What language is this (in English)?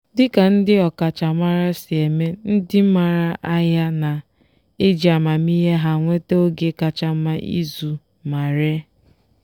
Igbo